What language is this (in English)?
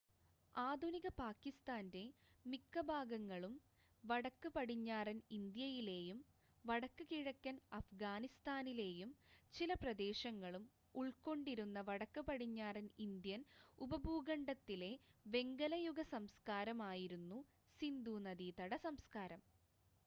Malayalam